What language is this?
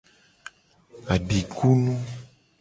Gen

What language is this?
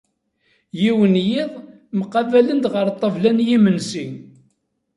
Kabyle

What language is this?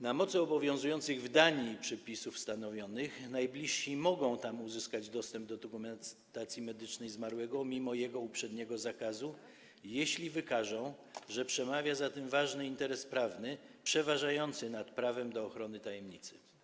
Polish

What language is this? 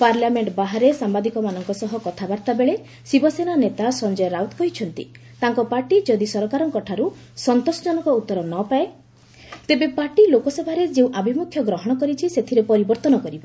Odia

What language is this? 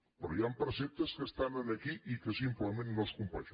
Catalan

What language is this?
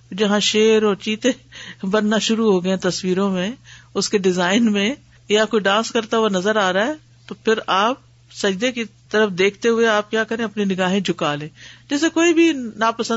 Urdu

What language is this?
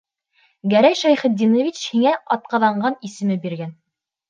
Bashkir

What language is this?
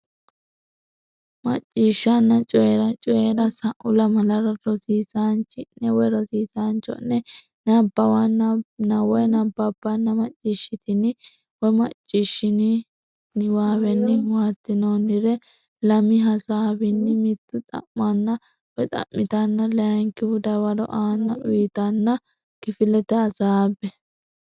Sidamo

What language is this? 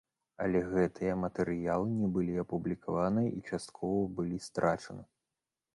Belarusian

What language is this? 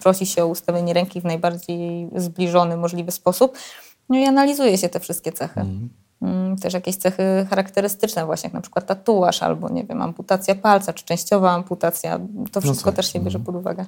Polish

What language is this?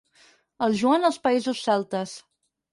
Catalan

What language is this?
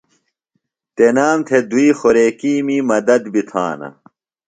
Phalura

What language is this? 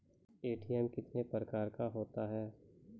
Maithili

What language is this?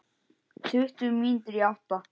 Icelandic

